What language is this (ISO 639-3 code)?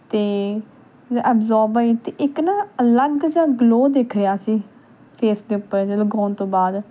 pan